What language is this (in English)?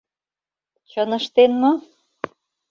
Mari